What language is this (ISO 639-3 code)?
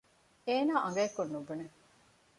div